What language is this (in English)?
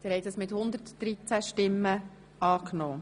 Swiss German